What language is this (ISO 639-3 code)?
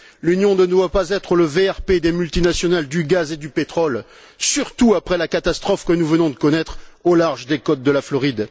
fra